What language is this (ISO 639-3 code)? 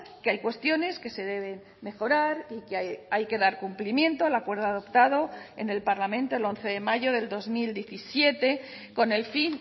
spa